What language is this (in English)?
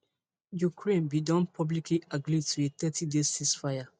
Nigerian Pidgin